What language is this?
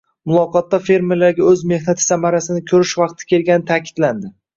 Uzbek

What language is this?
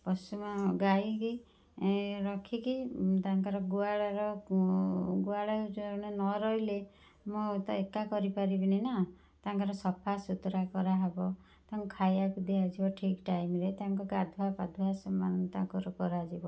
Odia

